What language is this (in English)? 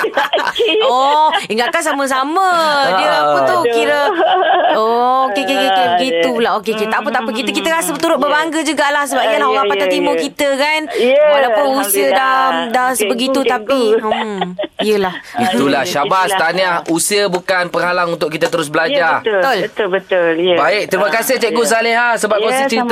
Malay